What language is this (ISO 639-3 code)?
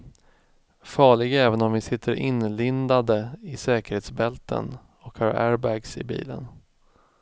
swe